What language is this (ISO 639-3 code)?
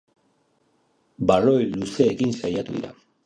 eus